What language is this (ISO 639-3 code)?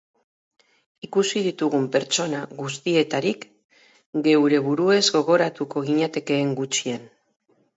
eus